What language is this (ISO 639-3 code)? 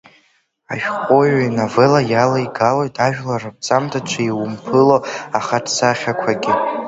abk